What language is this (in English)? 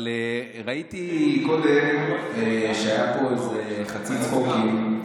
Hebrew